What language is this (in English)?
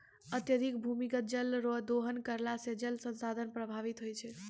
Maithili